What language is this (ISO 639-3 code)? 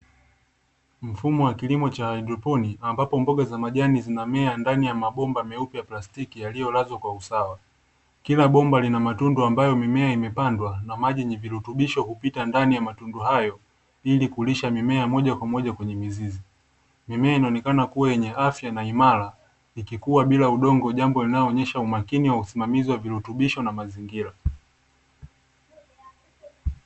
swa